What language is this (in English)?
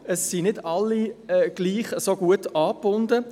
Swiss German